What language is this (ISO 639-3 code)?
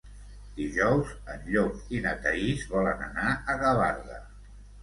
cat